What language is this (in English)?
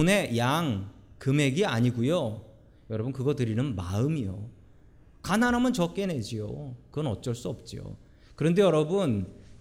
Korean